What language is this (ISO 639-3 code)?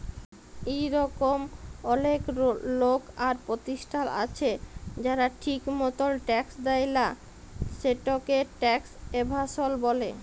ben